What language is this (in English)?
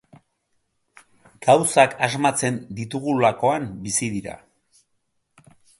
Basque